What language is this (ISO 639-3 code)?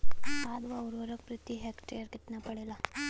bho